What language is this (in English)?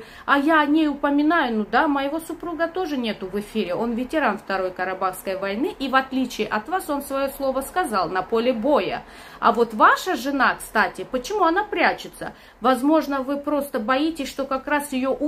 Russian